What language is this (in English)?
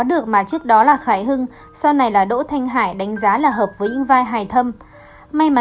Vietnamese